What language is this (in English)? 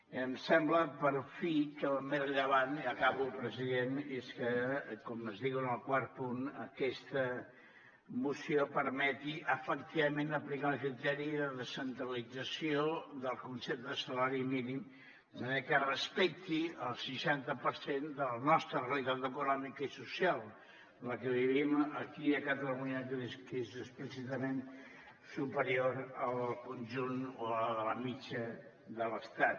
Catalan